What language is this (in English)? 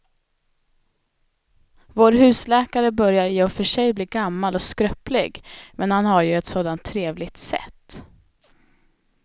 Swedish